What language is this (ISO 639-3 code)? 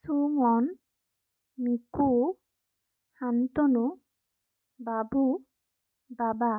asm